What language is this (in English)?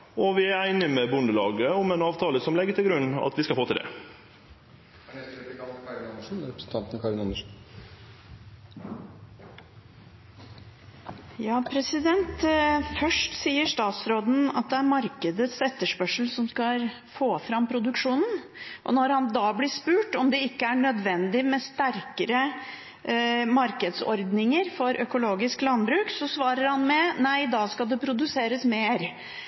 Norwegian